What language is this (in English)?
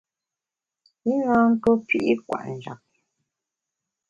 Bamun